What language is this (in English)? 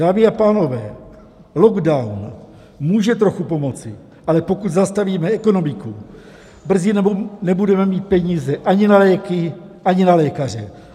Czech